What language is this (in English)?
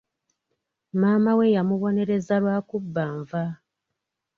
Ganda